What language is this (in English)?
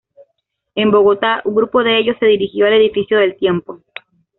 Spanish